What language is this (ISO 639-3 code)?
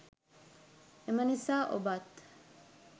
sin